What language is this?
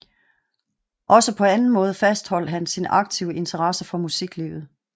Danish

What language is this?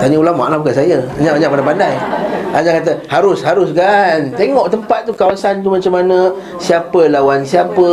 Malay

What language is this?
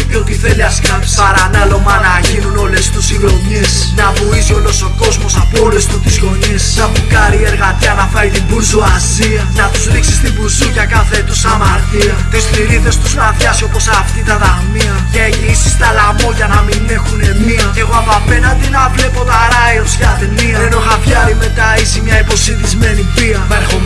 Greek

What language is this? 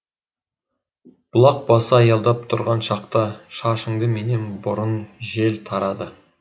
Kazakh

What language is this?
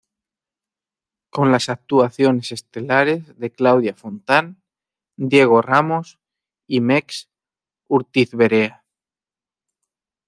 Spanish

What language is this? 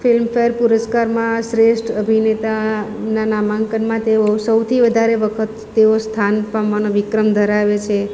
Gujarati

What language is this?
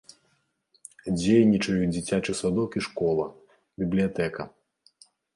Belarusian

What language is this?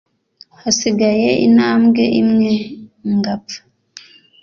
Kinyarwanda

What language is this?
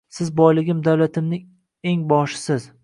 Uzbek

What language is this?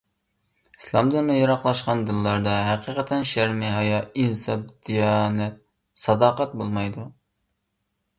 Uyghur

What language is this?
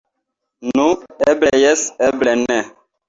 Esperanto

